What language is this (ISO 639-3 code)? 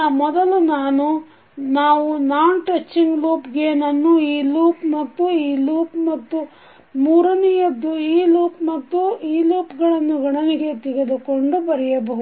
kan